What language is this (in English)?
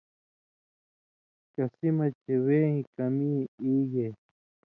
Indus Kohistani